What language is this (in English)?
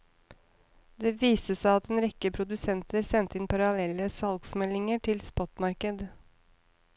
Norwegian